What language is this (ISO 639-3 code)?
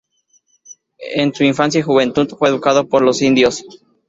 spa